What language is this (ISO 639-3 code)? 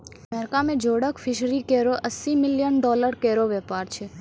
mai